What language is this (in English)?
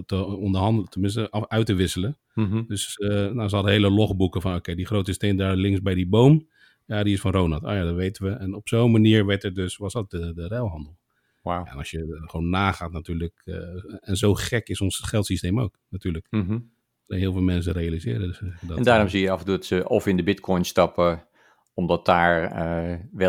Dutch